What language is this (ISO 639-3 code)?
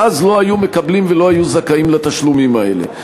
heb